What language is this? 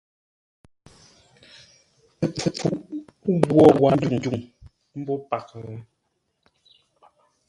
Ngombale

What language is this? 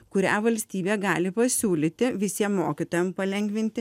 Lithuanian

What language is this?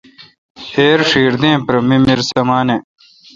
Kalkoti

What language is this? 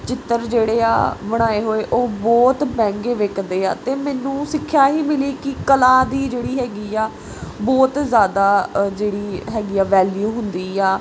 Punjabi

